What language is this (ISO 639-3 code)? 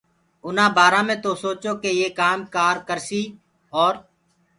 ggg